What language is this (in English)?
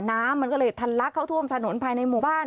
Thai